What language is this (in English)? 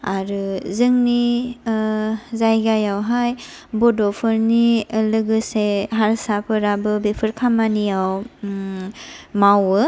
Bodo